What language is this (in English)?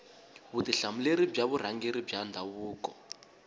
Tsonga